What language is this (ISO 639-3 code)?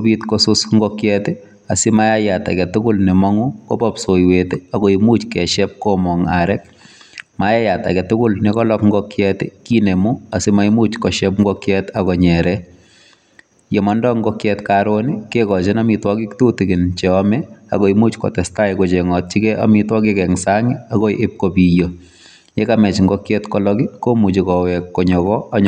kln